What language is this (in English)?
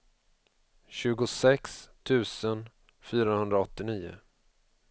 Swedish